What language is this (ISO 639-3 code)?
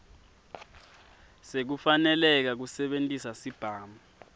ssw